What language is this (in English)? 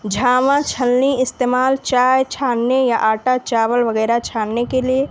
Urdu